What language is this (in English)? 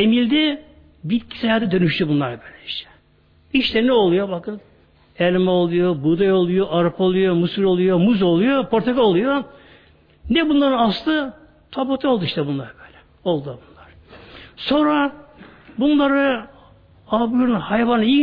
Turkish